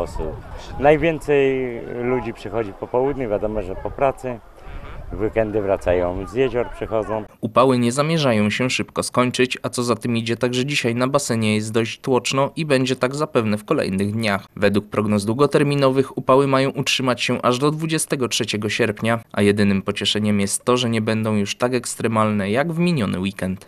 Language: Polish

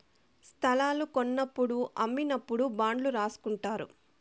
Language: Telugu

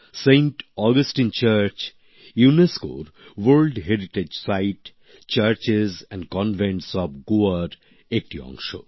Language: Bangla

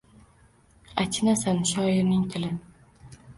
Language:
Uzbek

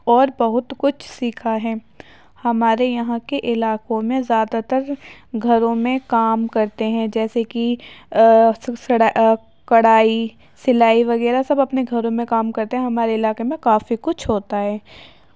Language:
Urdu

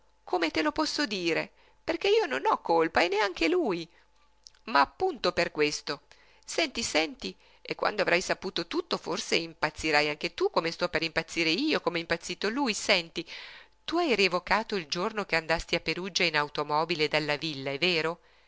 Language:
Italian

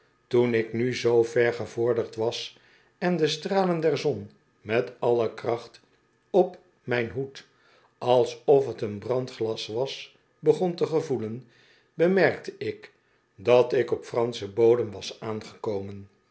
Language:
Dutch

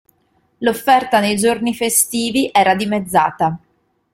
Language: Italian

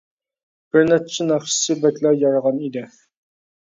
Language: Uyghur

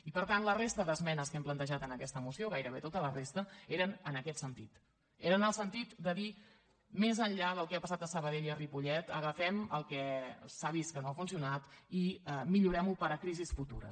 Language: Catalan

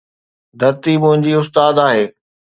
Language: Sindhi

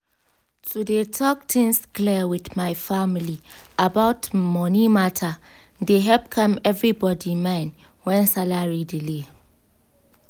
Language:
Nigerian Pidgin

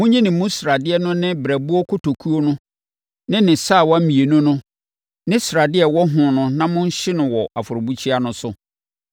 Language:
Akan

